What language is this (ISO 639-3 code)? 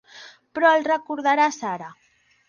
cat